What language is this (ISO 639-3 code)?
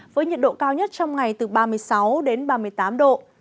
vie